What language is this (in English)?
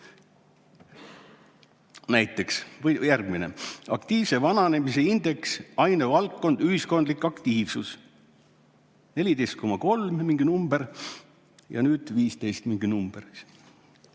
Estonian